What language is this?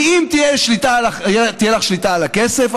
Hebrew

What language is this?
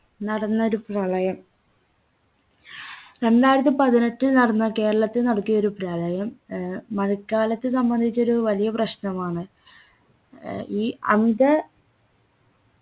Malayalam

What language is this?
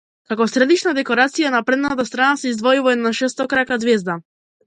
Macedonian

